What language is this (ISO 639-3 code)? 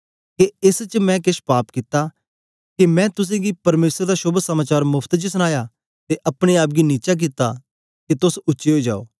doi